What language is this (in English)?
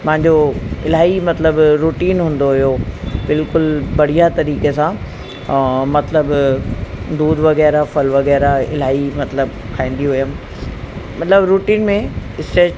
Sindhi